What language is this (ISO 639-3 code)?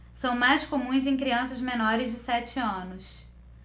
por